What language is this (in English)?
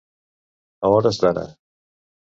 Catalan